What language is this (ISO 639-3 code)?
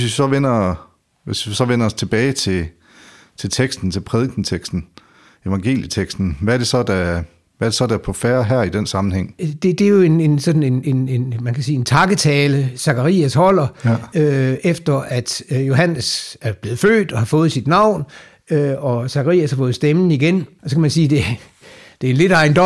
dan